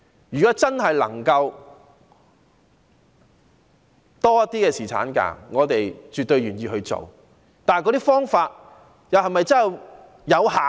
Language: Cantonese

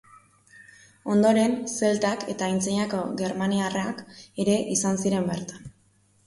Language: Basque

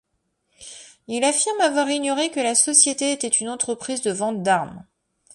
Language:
French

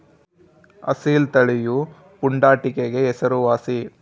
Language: Kannada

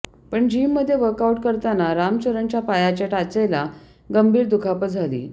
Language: Marathi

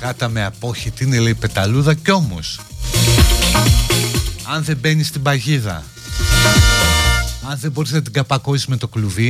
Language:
Greek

